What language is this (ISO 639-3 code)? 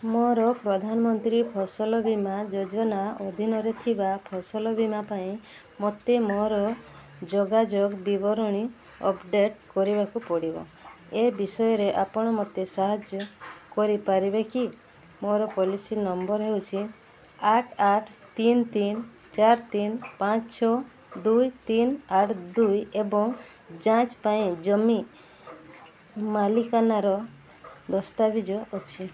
ori